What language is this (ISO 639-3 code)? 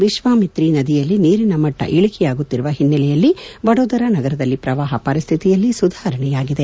kan